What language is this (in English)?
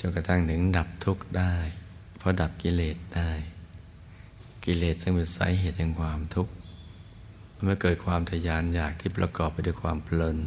Thai